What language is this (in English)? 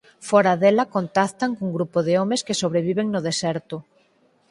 Galician